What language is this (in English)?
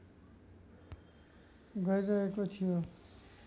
Nepali